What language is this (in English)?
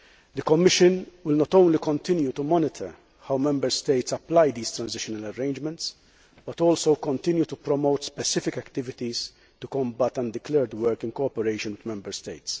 English